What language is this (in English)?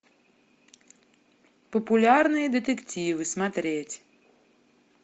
Russian